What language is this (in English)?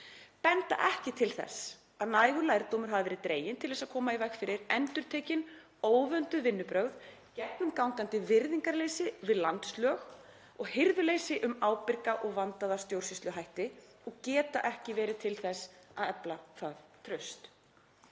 Icelandic